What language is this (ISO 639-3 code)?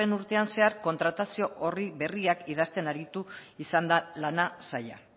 eus